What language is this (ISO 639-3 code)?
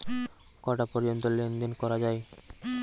ben